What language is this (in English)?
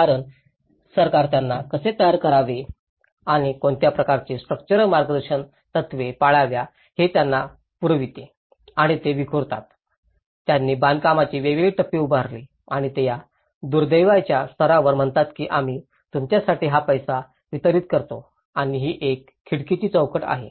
Marathi